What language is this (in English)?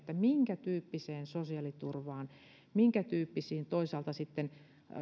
Finnish